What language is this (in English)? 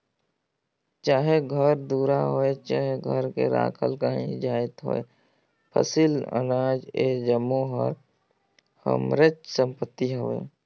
Chhattisgarhi